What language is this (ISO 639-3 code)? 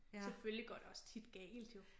dan